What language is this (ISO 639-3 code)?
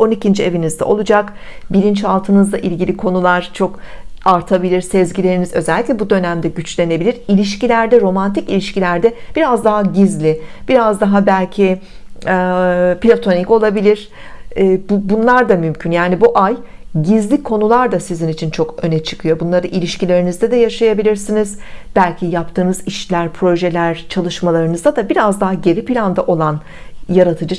tur